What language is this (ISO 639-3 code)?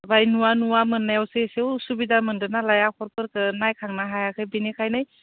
brx